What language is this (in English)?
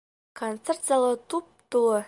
Bashkir